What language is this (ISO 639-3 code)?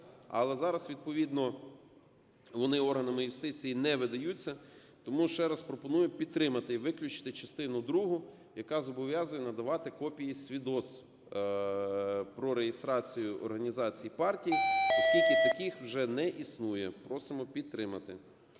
ukr